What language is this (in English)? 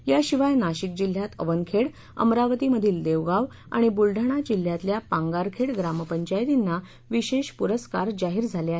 Marathi